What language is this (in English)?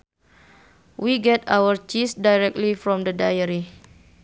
Sundanese